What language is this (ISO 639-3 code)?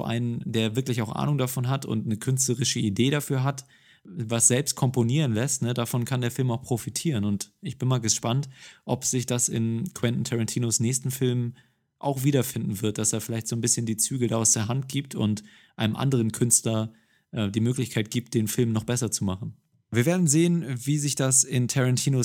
deu